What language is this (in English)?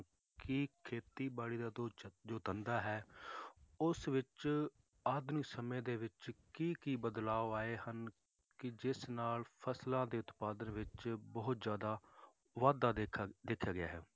Punjabi